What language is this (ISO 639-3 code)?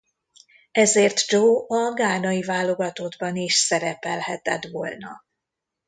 hun